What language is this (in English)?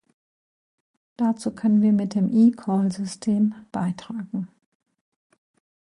German